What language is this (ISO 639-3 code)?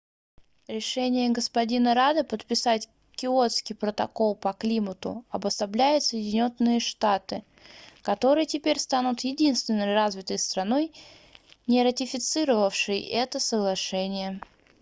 rus